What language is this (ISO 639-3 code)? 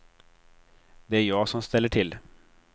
swe